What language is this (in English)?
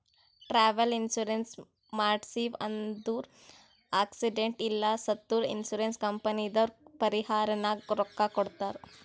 Kannada